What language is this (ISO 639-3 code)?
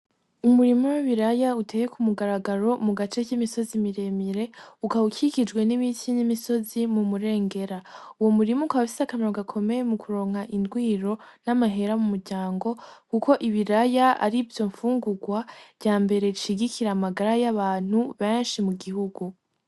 run